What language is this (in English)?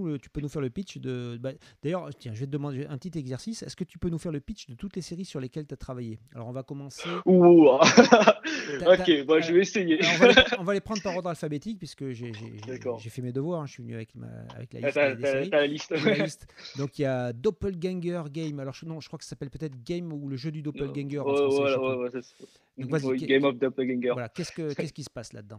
French